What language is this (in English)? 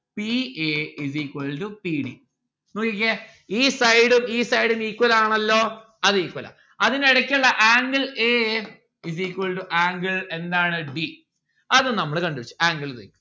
Malayalam